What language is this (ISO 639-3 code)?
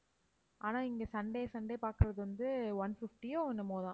tam